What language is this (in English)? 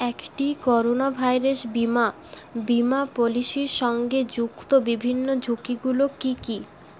Bangla